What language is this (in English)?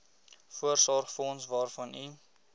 Afrikaans